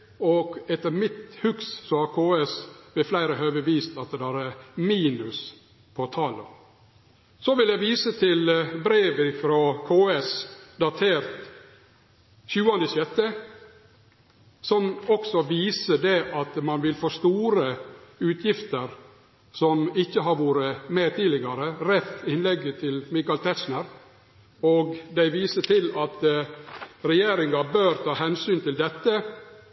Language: Norwegian Nynorsk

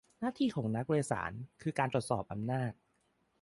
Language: Thai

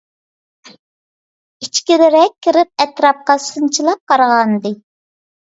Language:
Uyghur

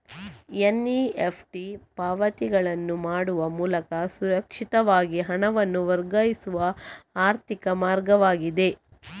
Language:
Kannada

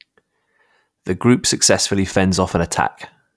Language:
English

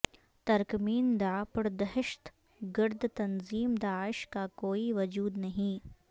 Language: Urdu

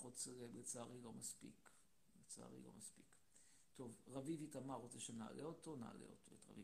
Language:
Hebrew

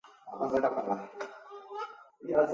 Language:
Chinese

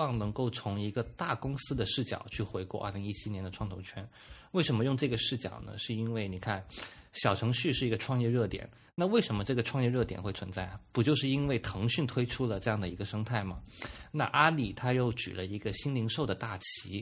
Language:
Chinese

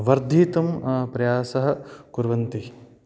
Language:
Sanskrit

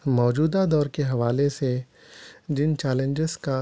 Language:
Urdu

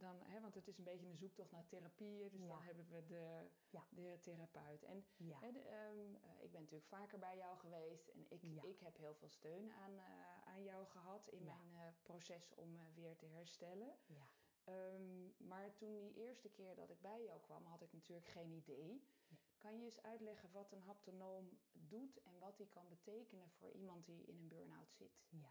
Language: Dutch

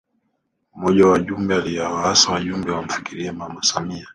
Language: Swahili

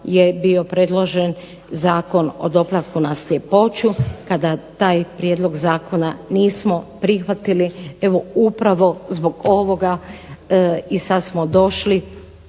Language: Croatian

